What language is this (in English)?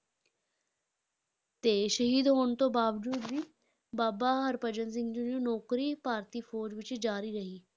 Punjabi